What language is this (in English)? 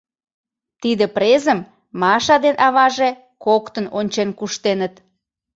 Mari